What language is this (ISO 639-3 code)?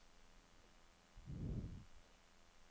nor